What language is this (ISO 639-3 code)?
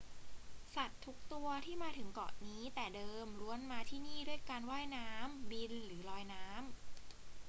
tha